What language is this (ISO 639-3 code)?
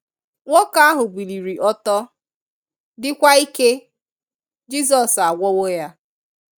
ibo